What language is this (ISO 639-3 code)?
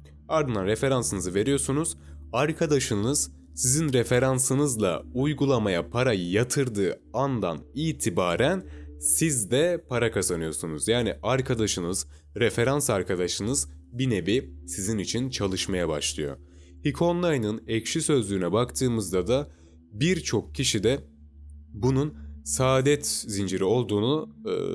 tur